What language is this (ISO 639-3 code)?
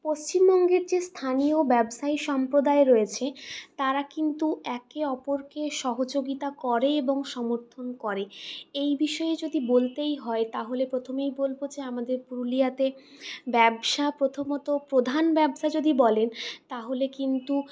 ben